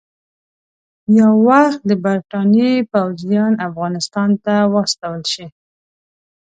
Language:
Pashto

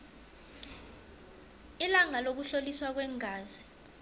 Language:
South Ndebele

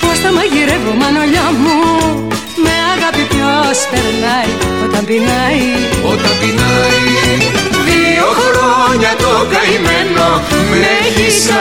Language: Greek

